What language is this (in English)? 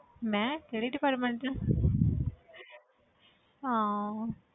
Punjabi